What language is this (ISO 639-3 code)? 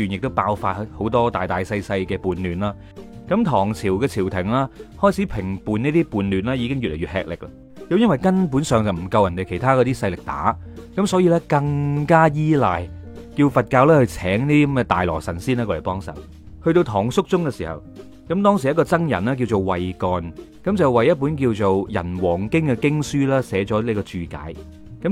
zho